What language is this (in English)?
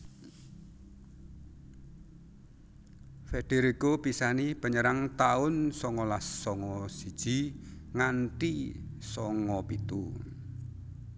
Javanese